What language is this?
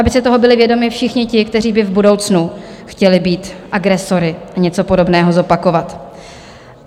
Czech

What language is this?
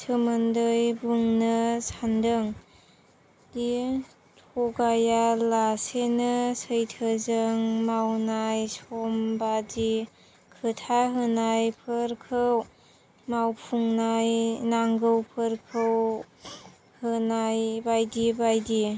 Bodo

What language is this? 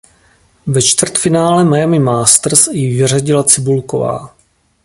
Czech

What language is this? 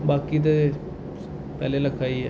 Dogri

